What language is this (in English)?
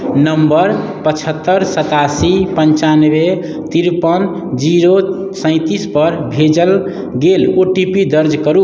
Maithili